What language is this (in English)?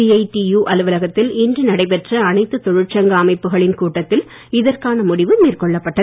Tamil